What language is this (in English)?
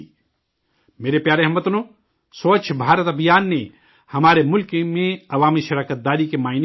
Urdu